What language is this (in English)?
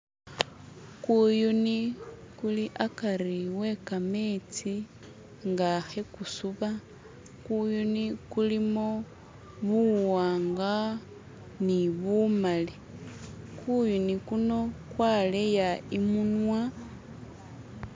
Masaaba